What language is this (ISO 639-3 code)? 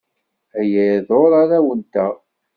kab